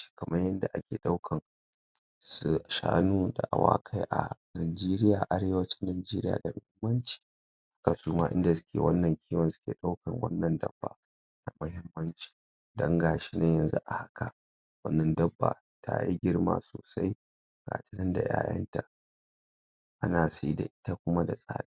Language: Hausa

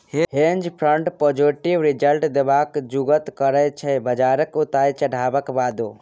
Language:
Maithili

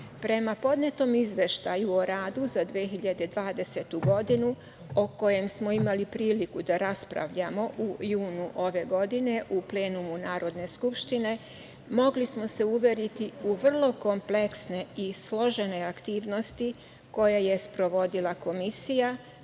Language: Serbian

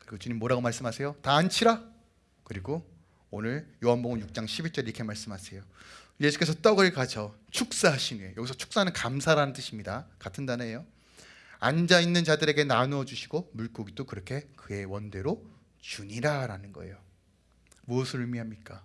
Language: Korean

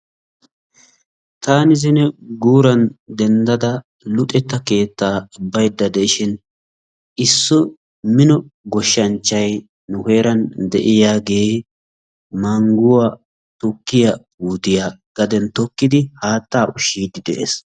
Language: Wolaytta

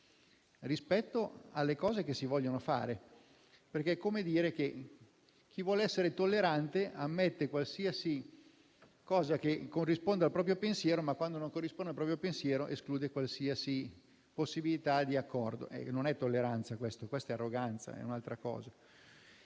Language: Italian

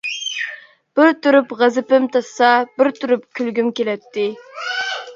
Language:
Uyghur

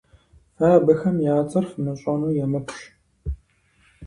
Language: Kabardian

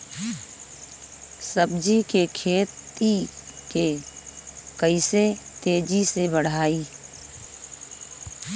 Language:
Bhojpuri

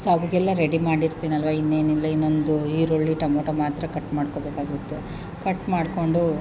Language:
Kannada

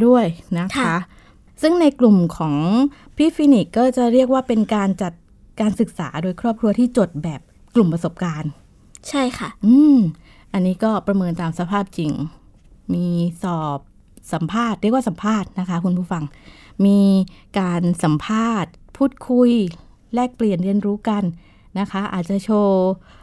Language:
Thai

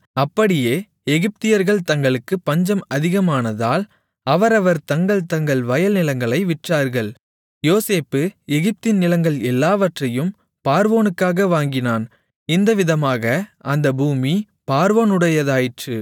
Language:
Tamil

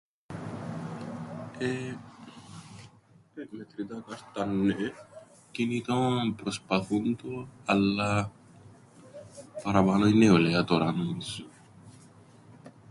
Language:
Greek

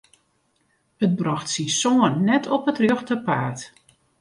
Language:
Western Frisian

